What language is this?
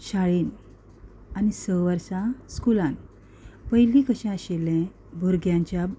Konkani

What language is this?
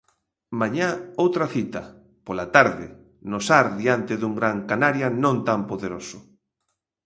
Galician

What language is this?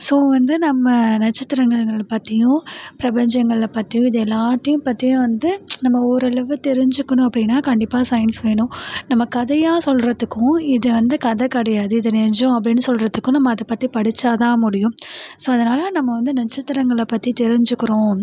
Tamil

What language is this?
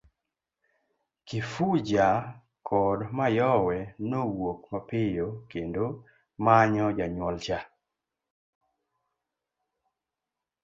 Luo (Kenya and Tanzania)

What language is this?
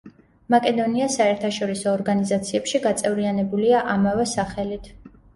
Georgian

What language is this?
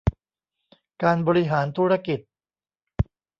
Thai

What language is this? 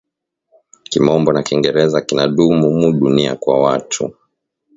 Swahili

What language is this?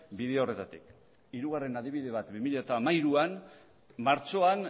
Basque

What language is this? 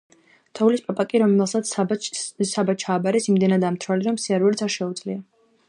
Georgian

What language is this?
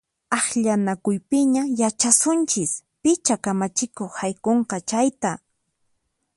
Puno Quechua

